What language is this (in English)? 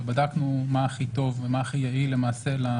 Hebrew